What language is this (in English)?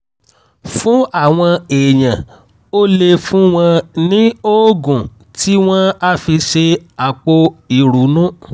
Yoruba